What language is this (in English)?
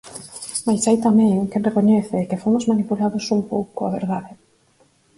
Galician